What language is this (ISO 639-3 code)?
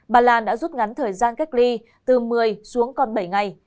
vie